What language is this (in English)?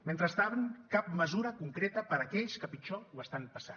Catalan